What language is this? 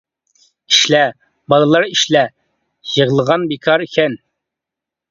Uyghur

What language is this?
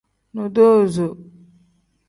Tem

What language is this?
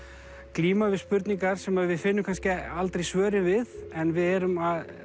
Icelandic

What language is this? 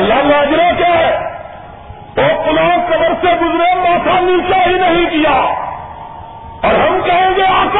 Urdu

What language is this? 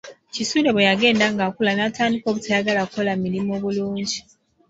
Ganda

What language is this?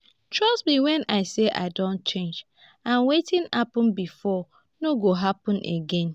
Nigerian Pidgin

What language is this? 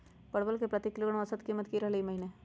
Magahi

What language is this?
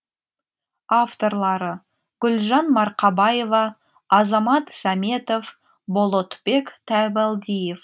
Kazakh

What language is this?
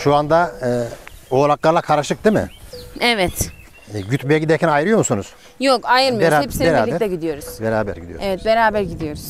Turkish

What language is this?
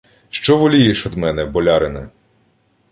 Ukrainian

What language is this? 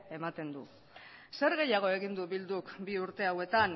Basque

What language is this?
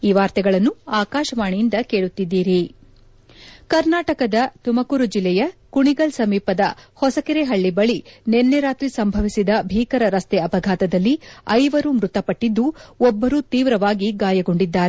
Kannada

